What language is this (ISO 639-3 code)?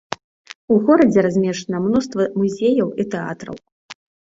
bel